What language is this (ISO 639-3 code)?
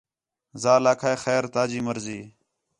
xhe